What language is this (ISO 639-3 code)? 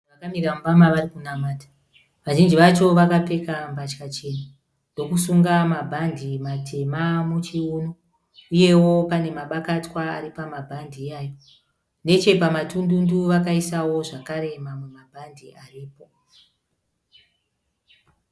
sna